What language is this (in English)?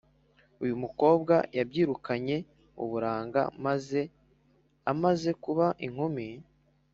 Kinyarwanda